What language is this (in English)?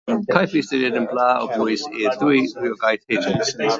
Welsh